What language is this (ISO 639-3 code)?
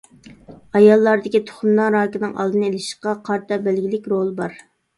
uig